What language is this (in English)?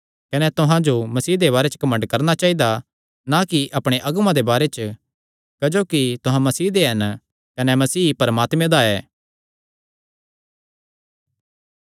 Kangri